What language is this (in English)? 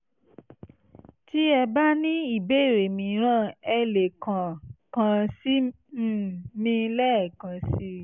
Yoruba